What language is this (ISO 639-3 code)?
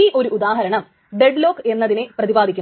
mal